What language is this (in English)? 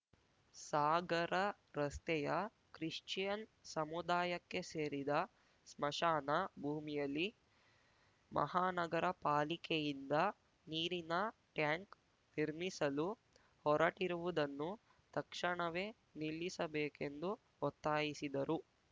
Kannada